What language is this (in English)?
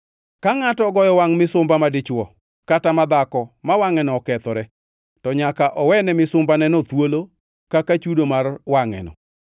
Luo (Kenya and Tanzania)